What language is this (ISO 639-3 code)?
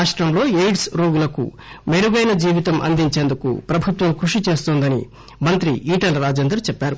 tel